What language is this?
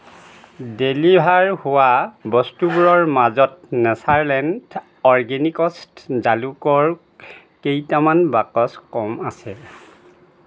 Assamese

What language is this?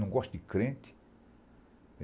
Portuguese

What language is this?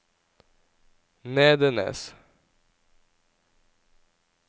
Norwegian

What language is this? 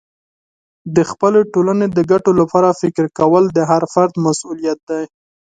Pashto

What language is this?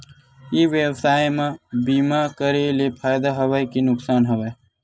Chhattisgarhi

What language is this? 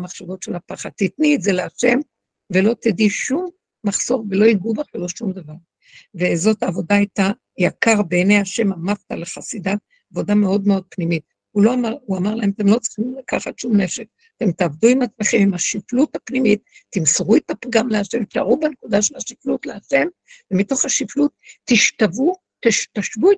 Hebrew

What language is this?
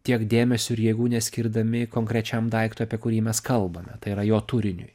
Lithuanian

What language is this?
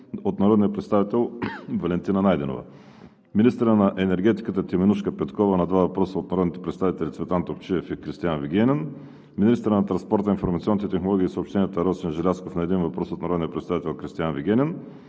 Bulgarian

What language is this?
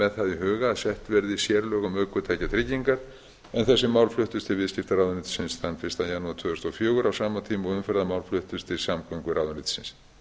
Icelandic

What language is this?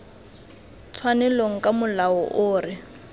Tswana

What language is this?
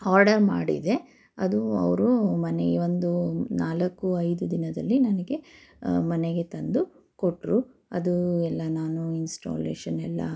Kannada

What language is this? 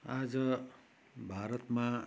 Nepali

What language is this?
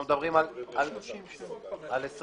Hebrew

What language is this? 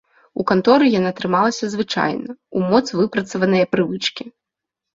Belarusian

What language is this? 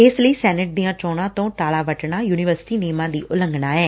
Punjabi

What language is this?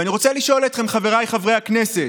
Hebrew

